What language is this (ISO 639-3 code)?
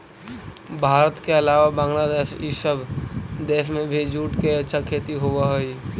mag